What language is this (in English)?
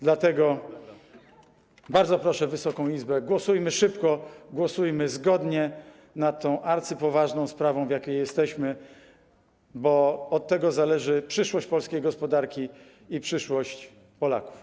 Polish